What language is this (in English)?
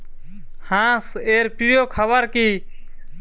Bangla